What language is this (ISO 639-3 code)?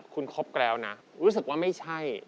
tha